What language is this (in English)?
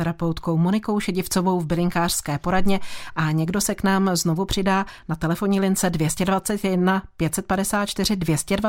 Czech